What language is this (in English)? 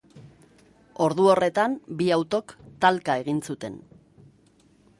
Basque